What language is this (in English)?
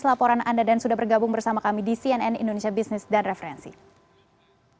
Indonesian